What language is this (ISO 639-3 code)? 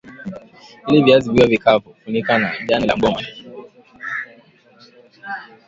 swa